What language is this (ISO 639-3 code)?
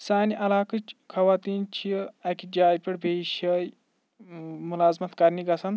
kas